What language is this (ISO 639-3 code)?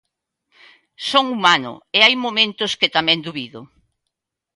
glg